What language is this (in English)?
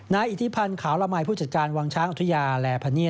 Thai